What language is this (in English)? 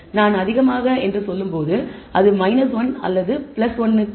Tamil